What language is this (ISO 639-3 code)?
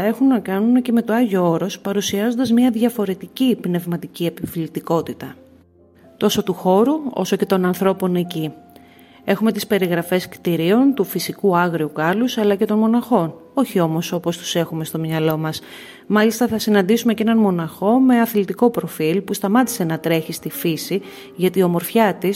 ell